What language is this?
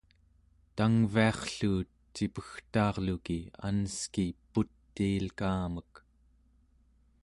Central Yupik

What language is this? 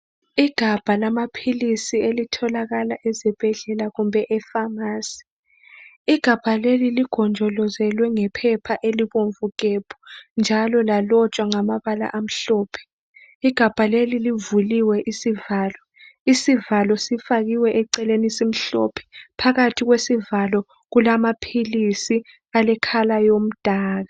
North Ndebele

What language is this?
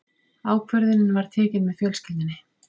Icelandic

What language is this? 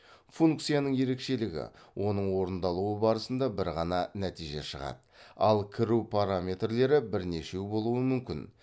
Kazakh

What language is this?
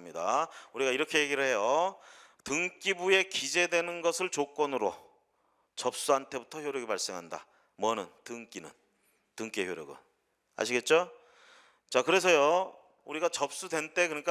Korean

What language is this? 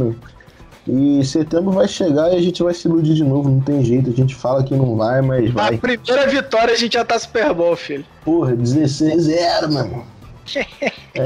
Portuguese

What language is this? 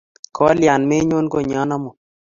Kalenjin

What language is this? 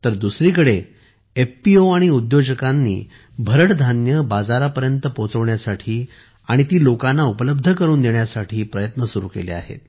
Marathi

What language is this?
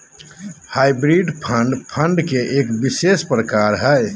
Magahi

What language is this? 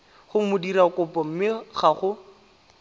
Tswana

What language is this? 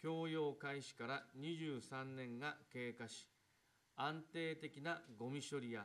Japanese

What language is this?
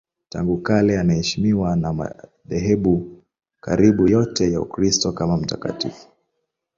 Swahili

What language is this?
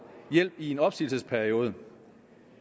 Danish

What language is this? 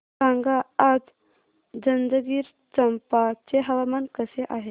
Marathi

